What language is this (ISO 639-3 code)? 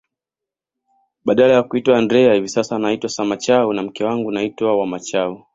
swa